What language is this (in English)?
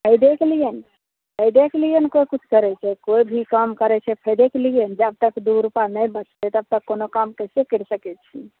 Maithili